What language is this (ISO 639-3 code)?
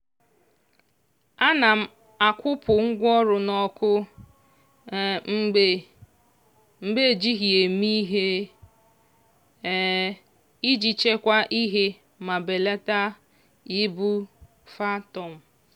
ibo